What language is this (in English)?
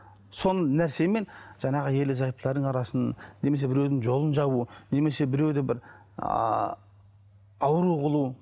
Kazakh